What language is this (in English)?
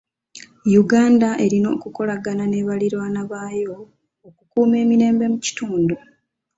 Ganda